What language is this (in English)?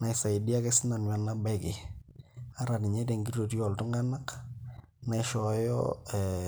Masai